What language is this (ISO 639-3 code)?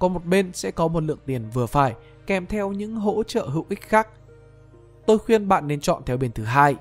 vie